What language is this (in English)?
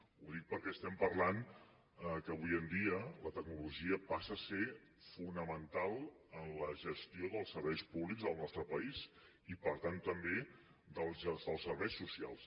Catalan